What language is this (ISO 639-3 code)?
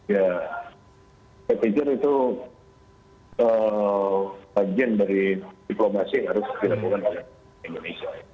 ind